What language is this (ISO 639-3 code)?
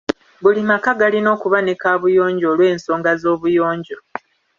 lug